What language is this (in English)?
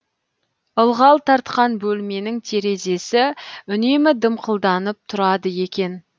Kazakh